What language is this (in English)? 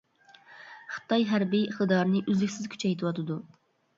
Uyghur